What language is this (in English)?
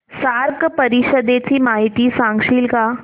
Marathi